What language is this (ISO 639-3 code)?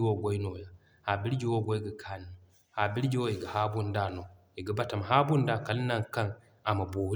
dje